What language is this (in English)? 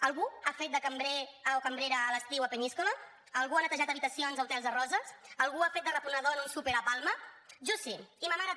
Catalan